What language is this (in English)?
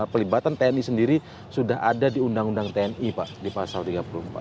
Indonesian